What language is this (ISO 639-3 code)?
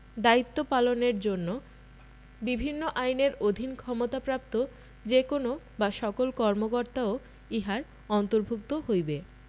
ben